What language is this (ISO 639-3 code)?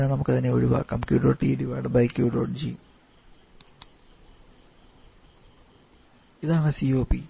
mal